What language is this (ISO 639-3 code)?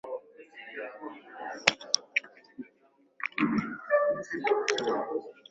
swa